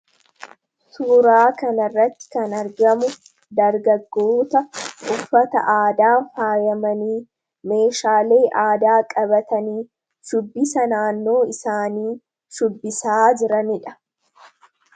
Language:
Oromo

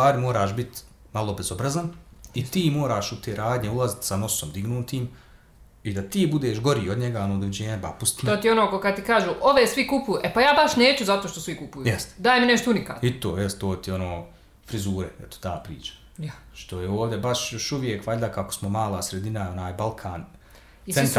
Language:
Croatian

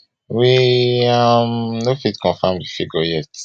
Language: Nigerian Pidgin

